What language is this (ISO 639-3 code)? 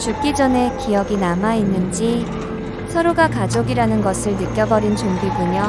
kor